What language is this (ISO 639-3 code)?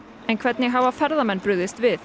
isl